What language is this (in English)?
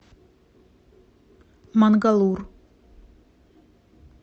Russian